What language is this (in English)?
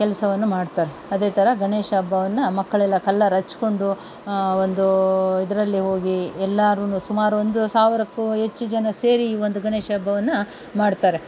Kannada